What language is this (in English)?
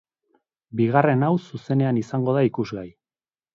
Basque